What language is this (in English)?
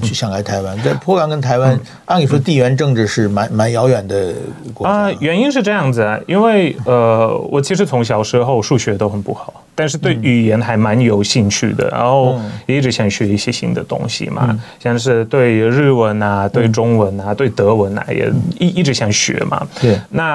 Chinese